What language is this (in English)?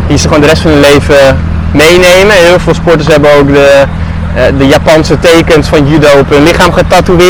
Dutch